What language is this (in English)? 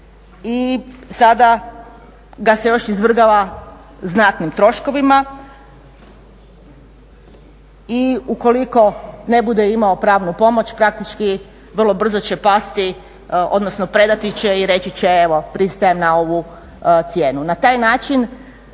Croatian